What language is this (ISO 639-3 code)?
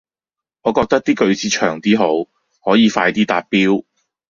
yue